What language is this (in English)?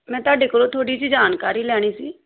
Punjabi